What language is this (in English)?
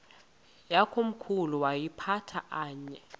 Xhosa